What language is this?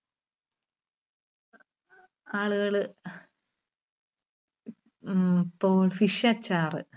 Malayalam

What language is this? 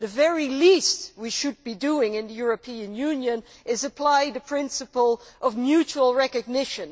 English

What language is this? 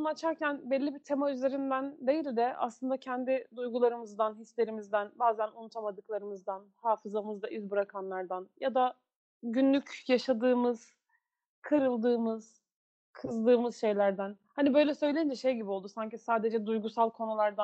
Turkish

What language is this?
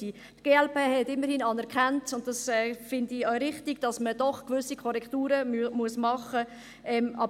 Swiss German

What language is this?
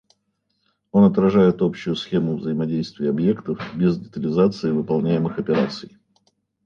Russian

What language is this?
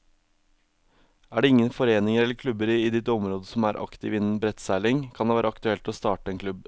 Norwegian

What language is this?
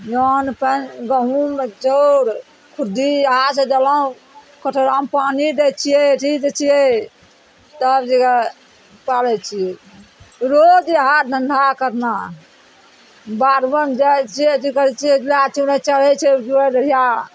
Maithili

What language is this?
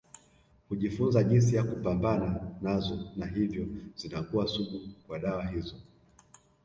Swahili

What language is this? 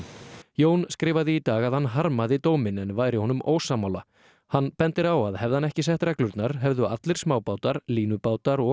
Icelandic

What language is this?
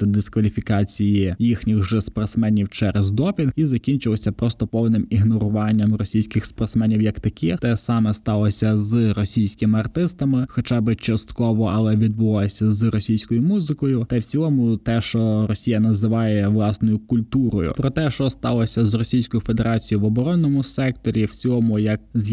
Ukrainian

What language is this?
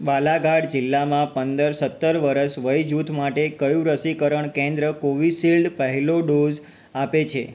Gujarati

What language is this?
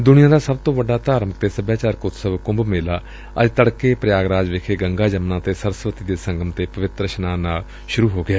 Punjabi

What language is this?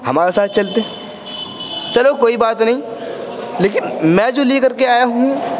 Urdu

